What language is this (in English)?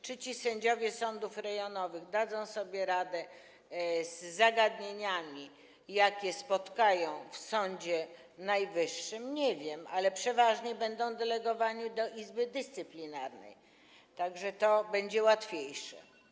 Polish